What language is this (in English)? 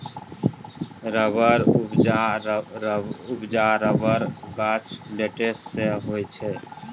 Maithili